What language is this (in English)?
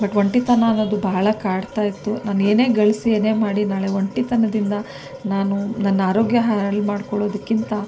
Kannada